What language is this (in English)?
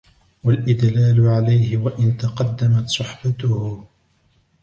Arabic